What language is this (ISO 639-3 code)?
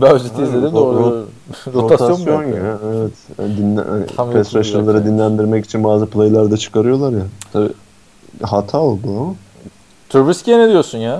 tur